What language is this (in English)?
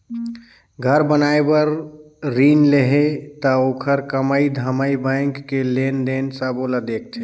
Chhattisgarhi